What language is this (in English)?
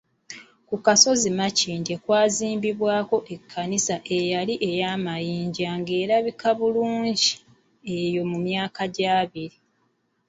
Ganda